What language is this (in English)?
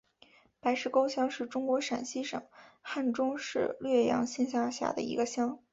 Chinese